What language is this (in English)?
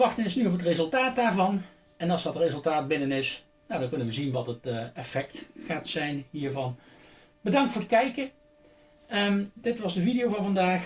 Dutch